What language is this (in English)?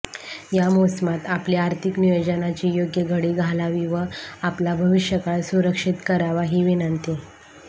Marathi